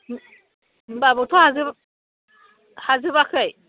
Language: Bodo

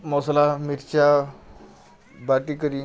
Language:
Odia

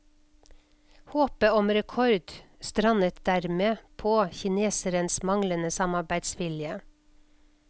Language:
Norwegian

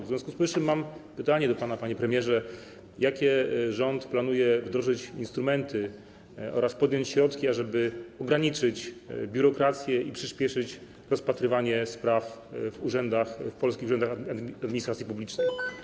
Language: Polish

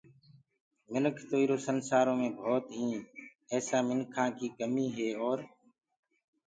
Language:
Gurgula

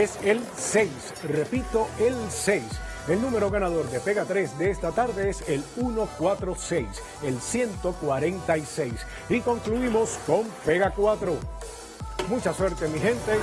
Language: Spanish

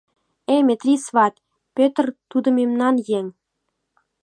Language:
Mari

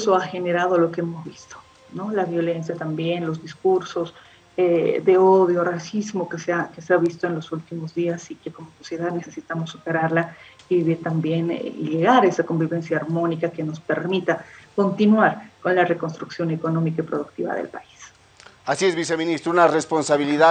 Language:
Spanish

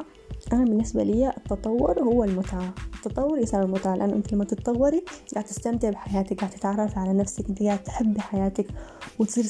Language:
Arabic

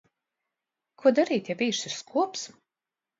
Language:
Latvian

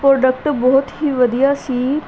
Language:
Punjabi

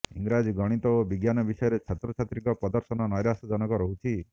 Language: Odia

